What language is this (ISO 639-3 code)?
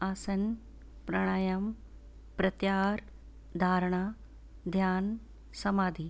snd